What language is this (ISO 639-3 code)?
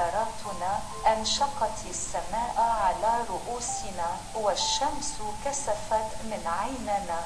ara